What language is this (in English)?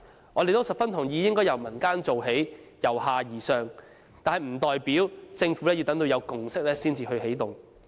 Cantonese